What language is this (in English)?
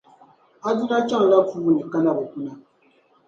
Dagbani